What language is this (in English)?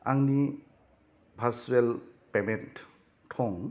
Bodo